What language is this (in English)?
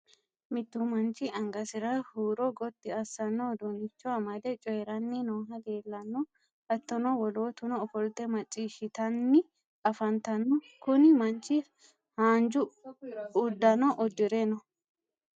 Sidamo